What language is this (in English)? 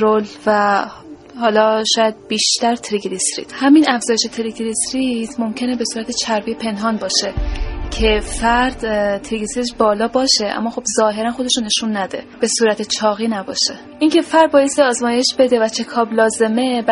Persian